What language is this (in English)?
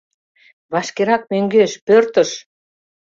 Mari